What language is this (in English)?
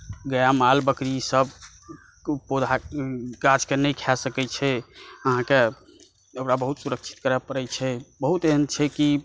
Maithili